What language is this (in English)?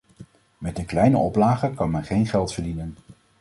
Dutch